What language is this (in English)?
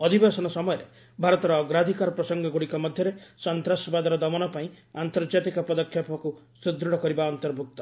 Odia